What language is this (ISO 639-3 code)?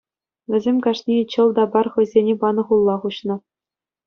chv